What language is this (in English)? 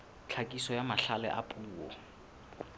Southern Sotho